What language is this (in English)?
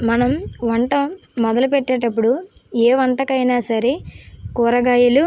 Telugu